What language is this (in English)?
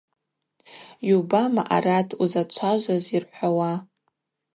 Abaza